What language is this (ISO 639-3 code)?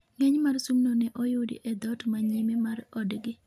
luo